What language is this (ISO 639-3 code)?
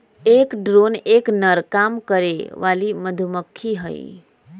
mag